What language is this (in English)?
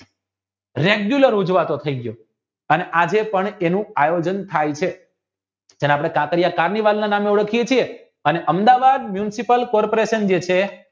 Gujarati